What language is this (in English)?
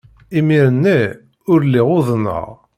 Kabyle